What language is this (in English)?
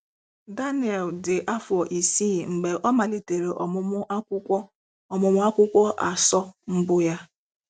Igbo